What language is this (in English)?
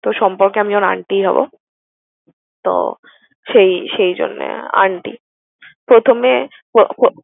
Bangla